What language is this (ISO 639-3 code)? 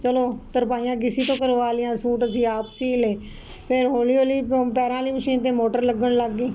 pan